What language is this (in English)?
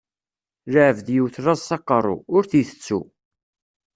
Kabyle